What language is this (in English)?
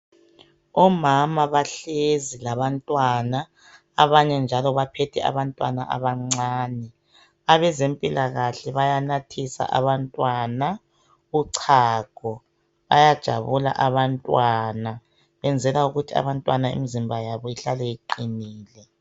North Ndebele